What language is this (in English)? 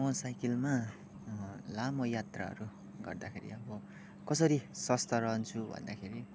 Nepali